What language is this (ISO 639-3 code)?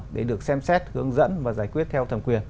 vie